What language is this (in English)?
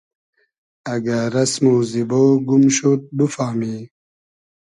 Hazaragi